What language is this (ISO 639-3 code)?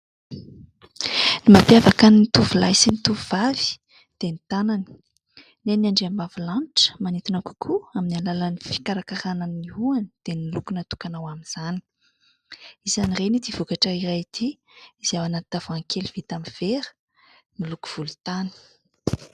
mlg